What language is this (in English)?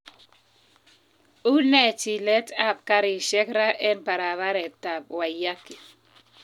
Kalenjin